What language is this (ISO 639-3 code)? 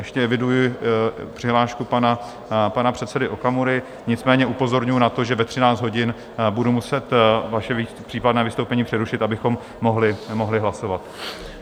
ces